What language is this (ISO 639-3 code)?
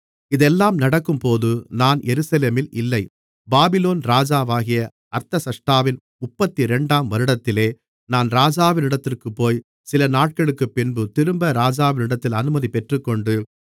tam